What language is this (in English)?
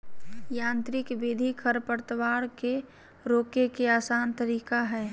Magahi